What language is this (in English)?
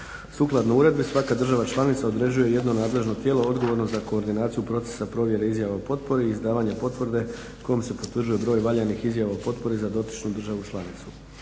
Croatian